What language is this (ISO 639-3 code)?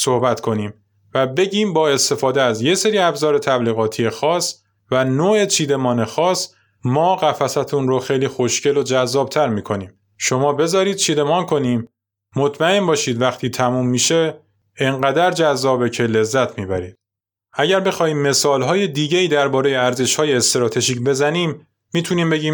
fas